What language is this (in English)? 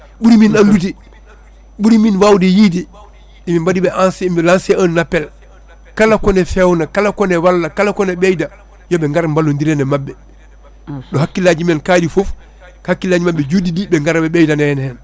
Fula